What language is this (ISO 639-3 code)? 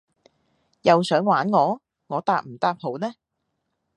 yue